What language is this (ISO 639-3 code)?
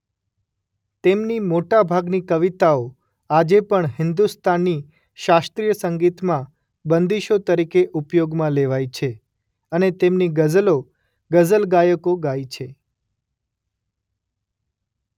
guj